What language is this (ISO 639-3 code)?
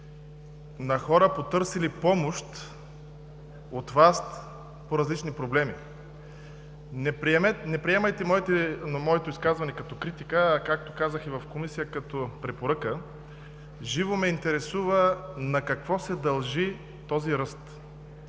bul